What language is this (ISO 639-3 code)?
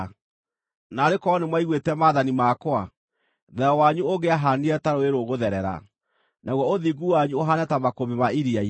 kik